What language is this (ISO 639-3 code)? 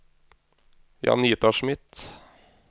nor